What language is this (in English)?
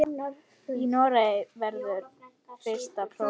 Icelandic